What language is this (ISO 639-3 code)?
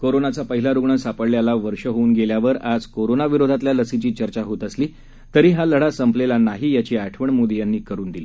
mar